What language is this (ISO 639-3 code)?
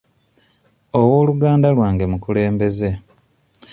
lug